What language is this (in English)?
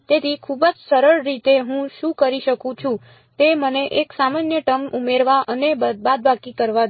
Gujarati